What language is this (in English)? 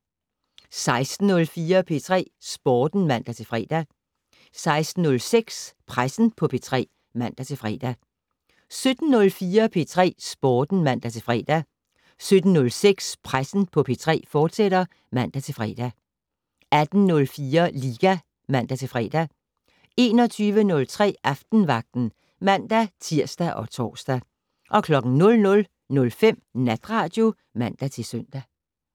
Danish